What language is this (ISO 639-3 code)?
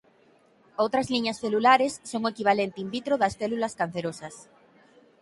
glg